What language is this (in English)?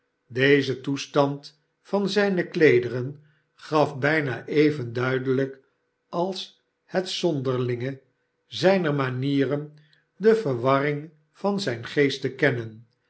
Dutch